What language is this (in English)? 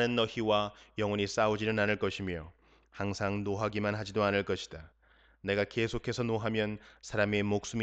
Korean